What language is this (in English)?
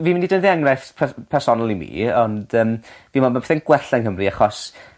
Welsh